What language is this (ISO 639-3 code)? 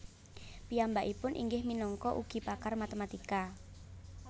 jav